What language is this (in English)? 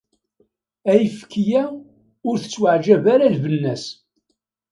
Kabyle